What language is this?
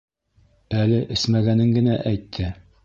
Bashkir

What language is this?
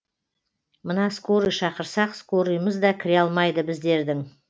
Kazakh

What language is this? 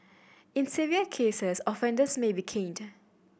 English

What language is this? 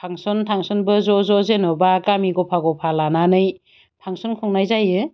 Bodo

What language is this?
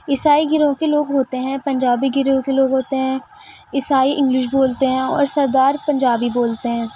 Urdu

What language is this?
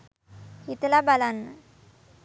Sinhala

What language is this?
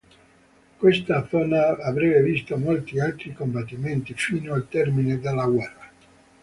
Italian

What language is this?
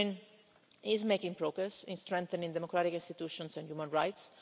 English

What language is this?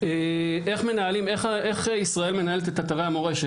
Hebrew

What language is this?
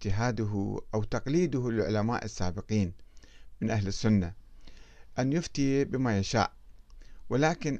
Arabic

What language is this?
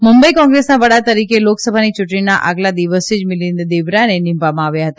Gujarati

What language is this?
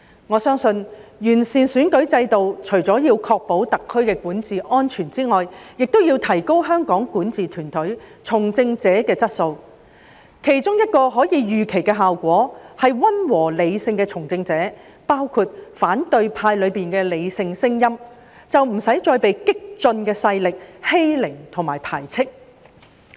Cantonese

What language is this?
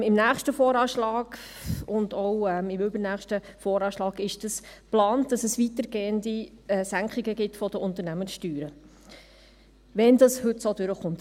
Swiss German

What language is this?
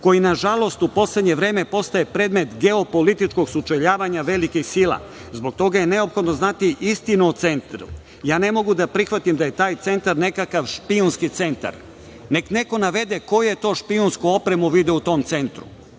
Serbian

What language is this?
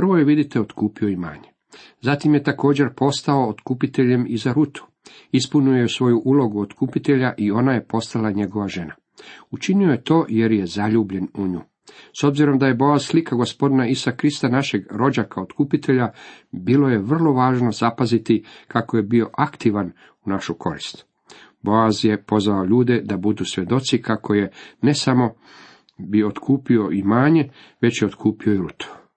Croatian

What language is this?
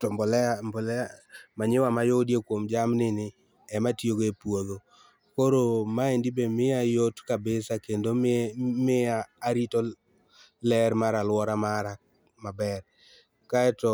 Luo (Kenya and Tanzania)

